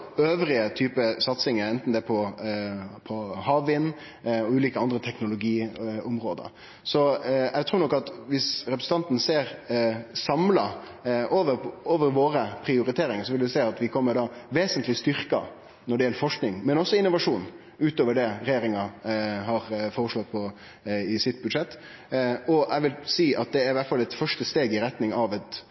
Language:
Norwegian Nynorsk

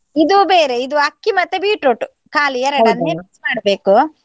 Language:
Kannada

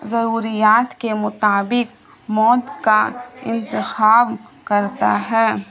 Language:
Urdu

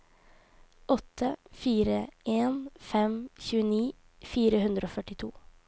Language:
Norwegian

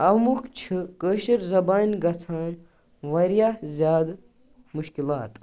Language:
Kashmiri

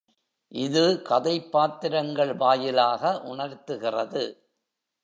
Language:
Tamil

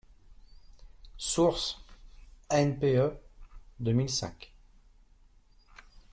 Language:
French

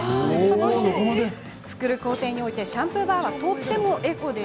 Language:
Japanese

